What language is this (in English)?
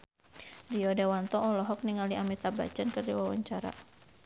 Sundanese